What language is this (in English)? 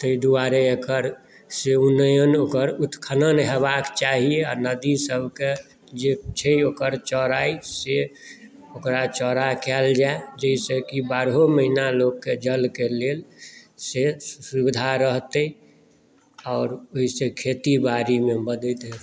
Maithili